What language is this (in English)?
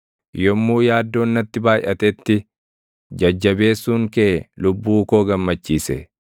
Oromo